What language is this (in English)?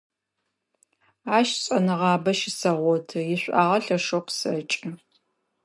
Adyghe